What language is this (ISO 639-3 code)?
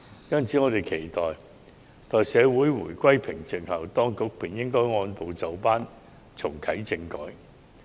yue